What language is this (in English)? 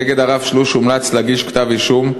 Hebrew